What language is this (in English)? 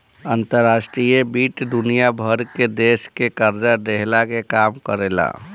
Bhojpuri